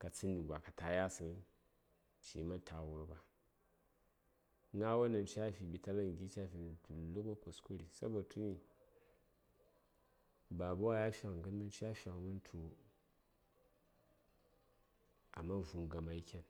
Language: Saya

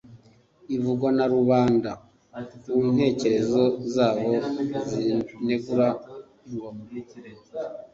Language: Kinyarwanda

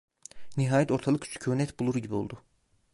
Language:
Turkish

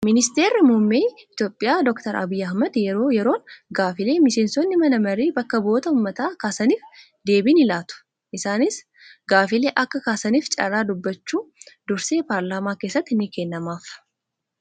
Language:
Oromo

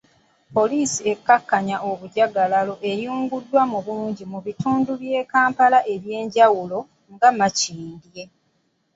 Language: Ganda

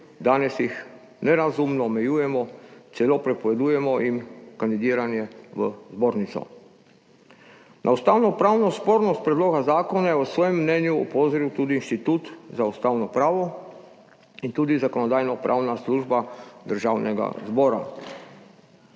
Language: Slovenian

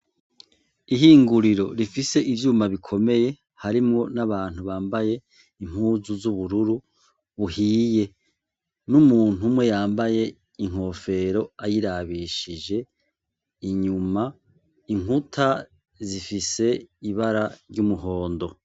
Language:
Rundi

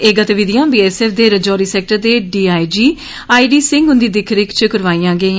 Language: Dogri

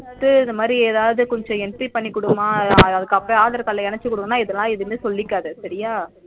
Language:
Tamil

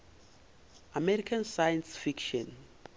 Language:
Northern Sotho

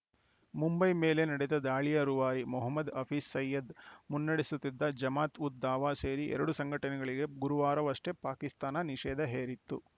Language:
Kannada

